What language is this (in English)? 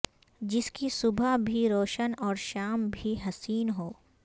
Urdu